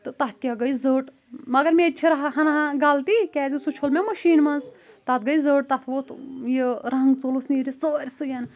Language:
Kashmiri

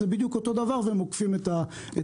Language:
Hebrew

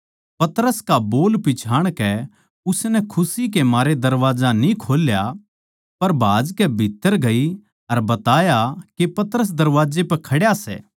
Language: Haryanvi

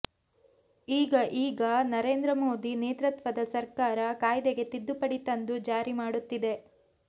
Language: Kannada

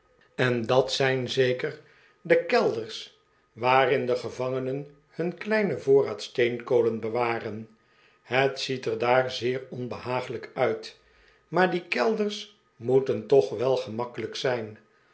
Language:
Dutch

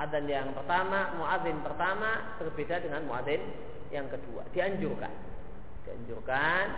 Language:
Indonesian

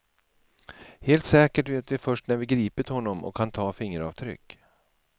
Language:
Swedish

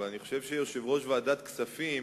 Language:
Hebrew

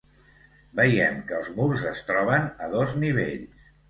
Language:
Catalan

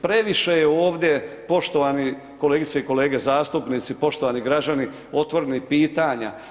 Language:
Croatian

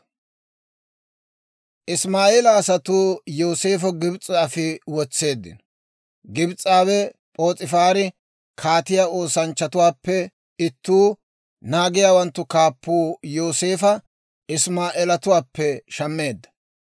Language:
Dawro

